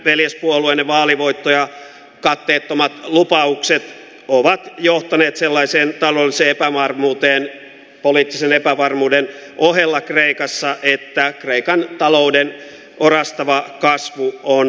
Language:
Finnish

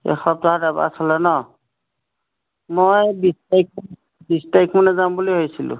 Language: Assamese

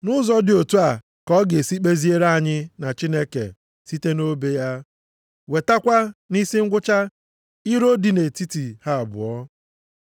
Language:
Igbo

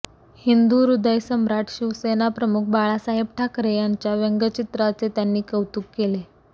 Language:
Marathi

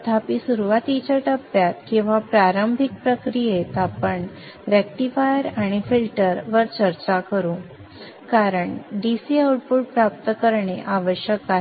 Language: Marathi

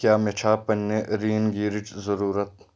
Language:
Kashmiri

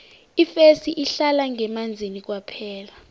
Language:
South Ndebele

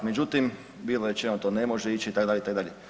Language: Croatian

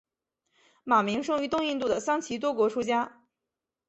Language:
Chinese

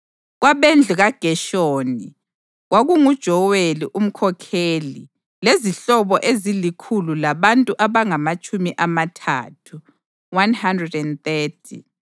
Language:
North Ndebele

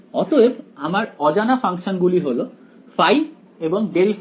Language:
Bangla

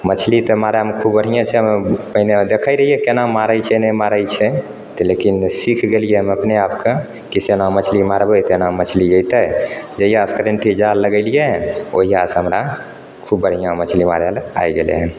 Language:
Maithili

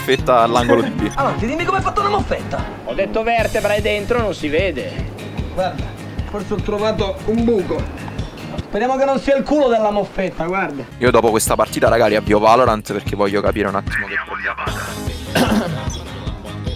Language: Italian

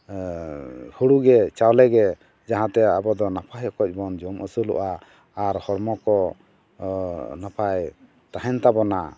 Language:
Santali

